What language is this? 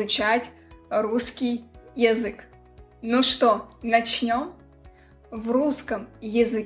Russian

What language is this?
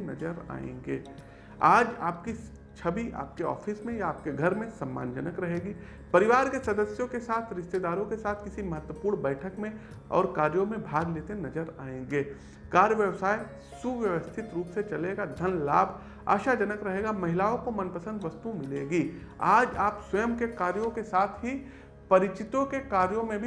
Hindi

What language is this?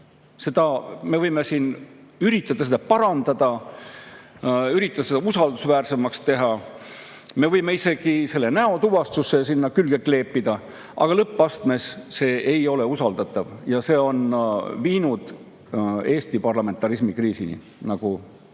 Estonian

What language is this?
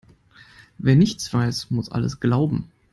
German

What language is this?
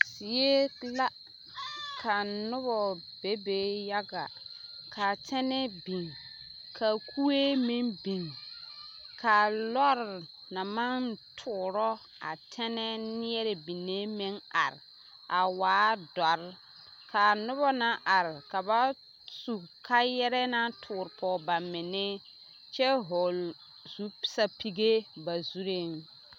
Southern Dagaare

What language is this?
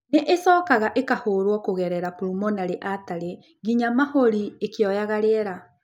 Kikuyu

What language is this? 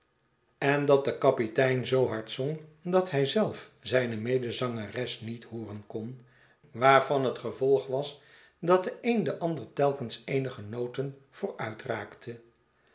Dutch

